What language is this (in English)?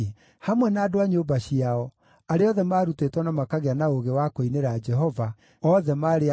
Kikuyu